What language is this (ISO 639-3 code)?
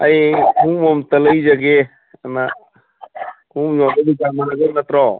mni